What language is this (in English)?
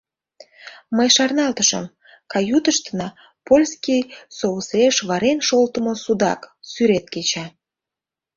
Mari